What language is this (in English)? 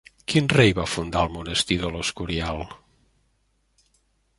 Catalan